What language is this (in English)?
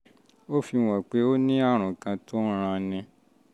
Yoruba